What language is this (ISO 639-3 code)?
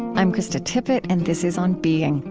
eng